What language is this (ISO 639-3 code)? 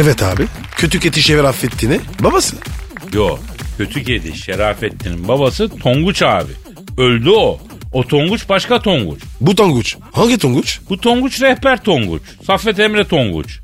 tur